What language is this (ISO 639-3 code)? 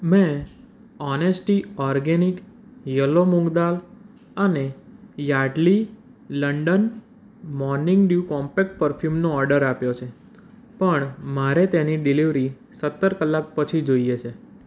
guj